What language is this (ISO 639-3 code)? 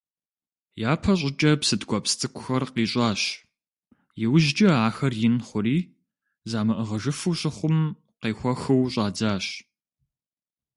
kbd